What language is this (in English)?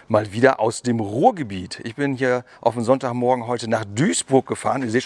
German